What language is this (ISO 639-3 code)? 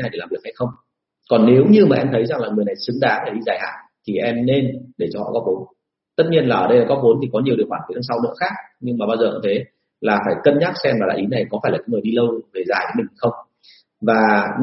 vie